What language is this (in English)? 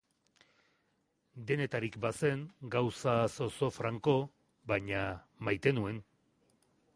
Basque